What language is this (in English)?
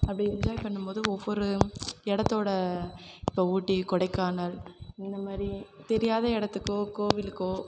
Tamil